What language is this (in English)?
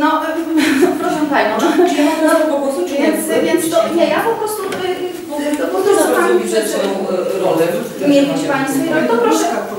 Polish